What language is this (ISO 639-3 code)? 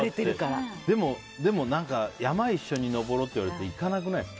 jpn